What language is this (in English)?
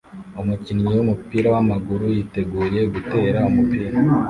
Kinyarwanda